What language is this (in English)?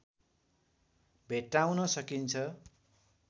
Nepali